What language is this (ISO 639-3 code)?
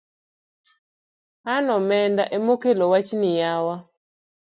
luo